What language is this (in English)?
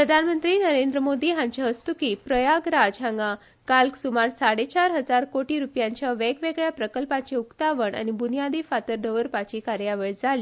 Konkani